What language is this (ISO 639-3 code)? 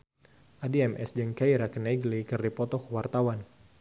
sun